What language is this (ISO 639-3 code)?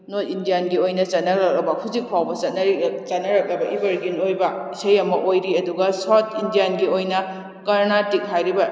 mni